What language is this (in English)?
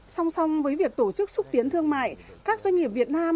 Vietnamese